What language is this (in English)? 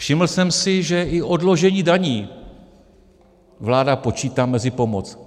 Czech